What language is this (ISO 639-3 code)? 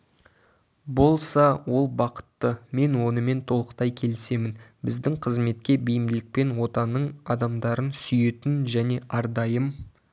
kaz